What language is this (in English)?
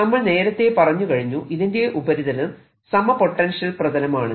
Malayalam